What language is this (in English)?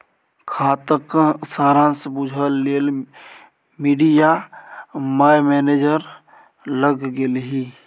Maithili